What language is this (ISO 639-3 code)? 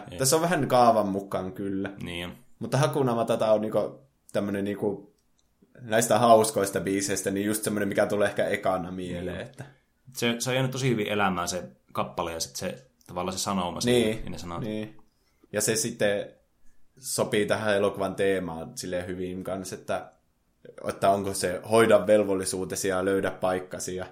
fin